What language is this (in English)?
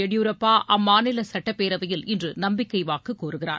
Tamil